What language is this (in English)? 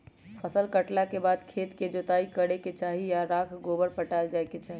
Magahi